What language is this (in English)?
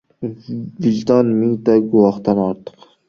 Uzbek